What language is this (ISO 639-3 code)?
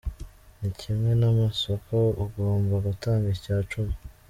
kin